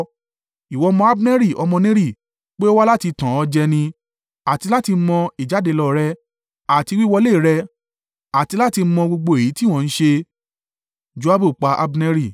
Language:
Yoruba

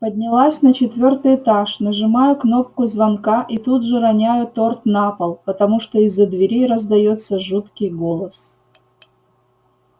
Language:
Russian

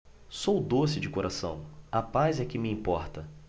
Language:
Portuguese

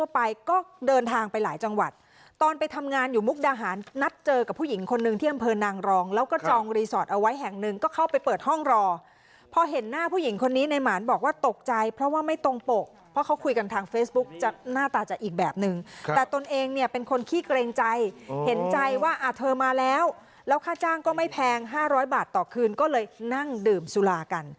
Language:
Thai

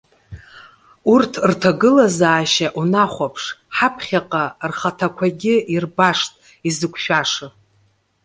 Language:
Abkhazian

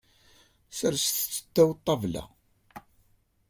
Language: Kabyle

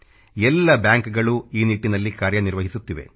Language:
Kannada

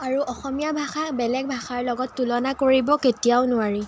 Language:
Assamese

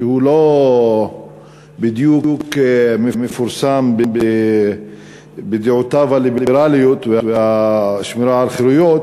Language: Hebrew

